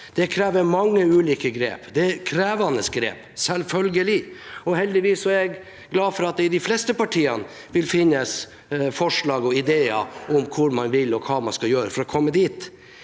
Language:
Norwegian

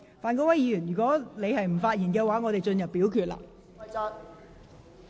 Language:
Cantonese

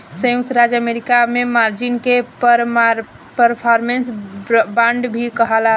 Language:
Bhojpuri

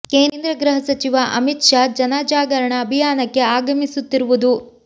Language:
Kannada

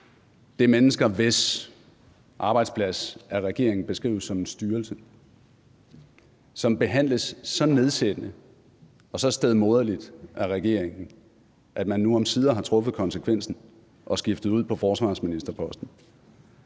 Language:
Danish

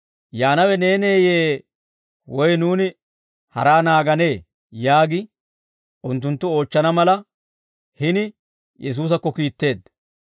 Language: Dawro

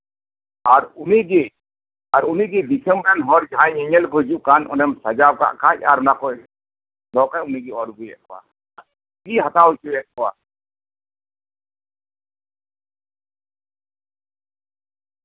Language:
Santali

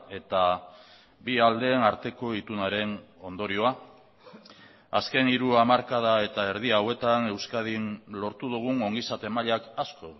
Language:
Basque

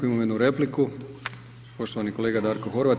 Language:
Croatian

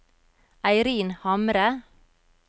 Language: Norwegian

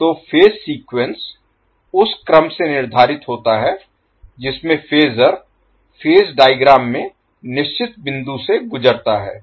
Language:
Hindi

